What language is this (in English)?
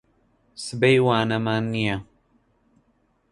Central Kurdish